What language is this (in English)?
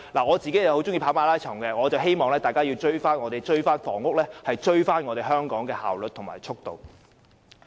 Cantonese